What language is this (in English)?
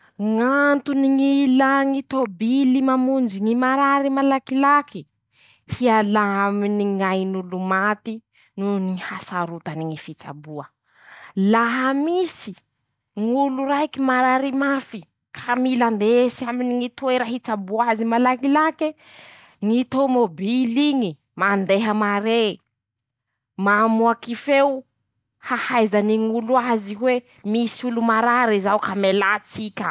Masikoro Malagasy